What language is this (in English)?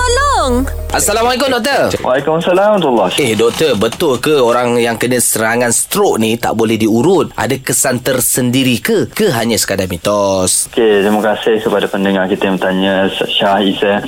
Malay